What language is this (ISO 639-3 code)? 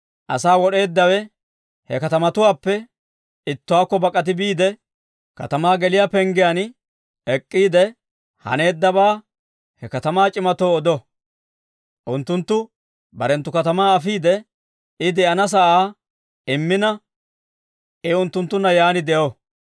dwr